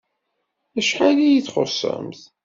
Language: Kabyle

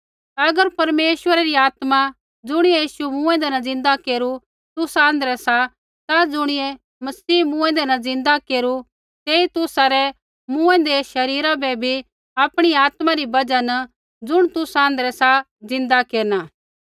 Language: Kullu Pahari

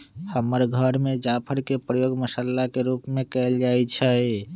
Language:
Magahi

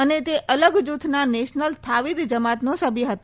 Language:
Gujarati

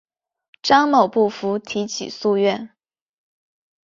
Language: Chinese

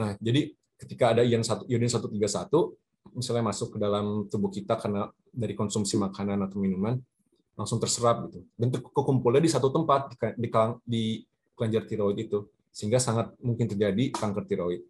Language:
Indonesian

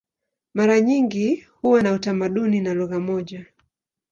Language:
Swahili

